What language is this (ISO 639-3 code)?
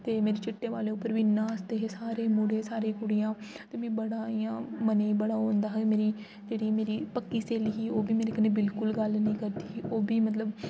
doi